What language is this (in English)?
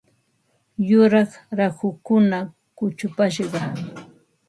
Ambo-Pasco Quechua